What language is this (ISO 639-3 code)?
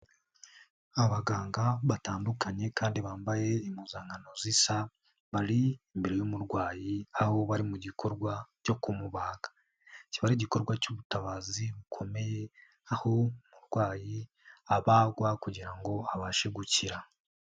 kin